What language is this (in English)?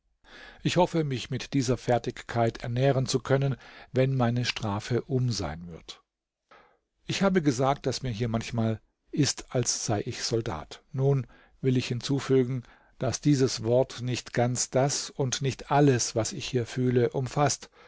German